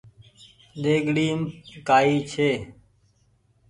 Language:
Goaria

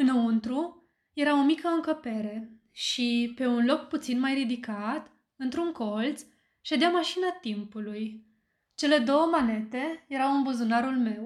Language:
Romanian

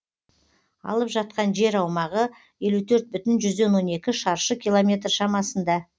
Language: Kazakh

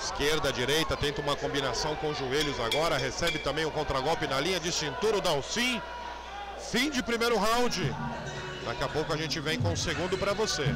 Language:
Portuguese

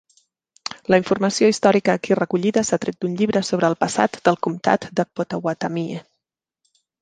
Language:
Catalan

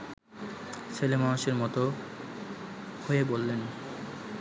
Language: Bangla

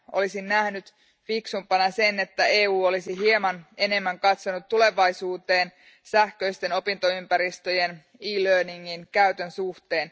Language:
Finnish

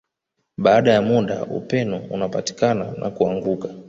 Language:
Swahili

